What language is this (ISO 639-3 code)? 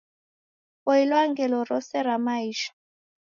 dav